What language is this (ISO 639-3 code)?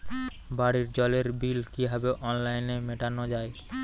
ben